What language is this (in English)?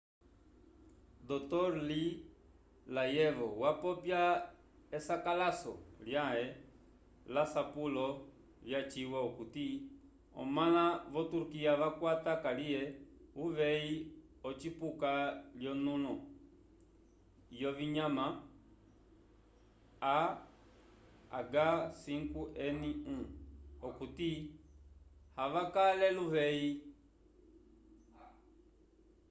Umbundu